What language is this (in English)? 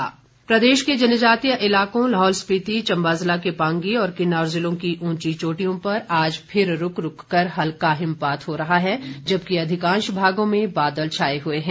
Hindi